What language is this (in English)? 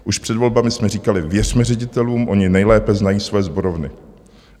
Czech